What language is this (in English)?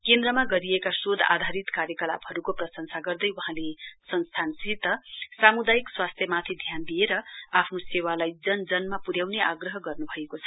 Nepali